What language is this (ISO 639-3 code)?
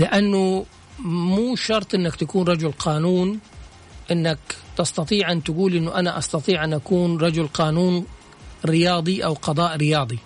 ara